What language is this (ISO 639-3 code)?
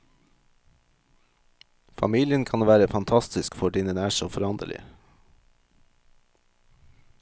nor